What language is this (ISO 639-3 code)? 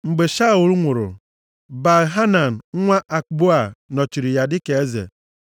ibo